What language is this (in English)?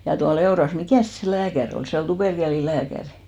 Finnish